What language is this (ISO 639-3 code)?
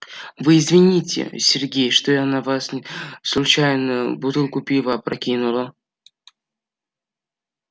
rus